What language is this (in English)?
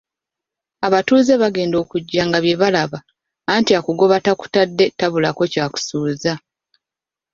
Ganda